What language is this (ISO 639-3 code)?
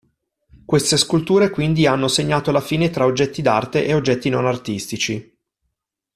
ita